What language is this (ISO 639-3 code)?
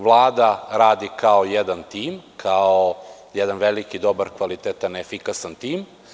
srp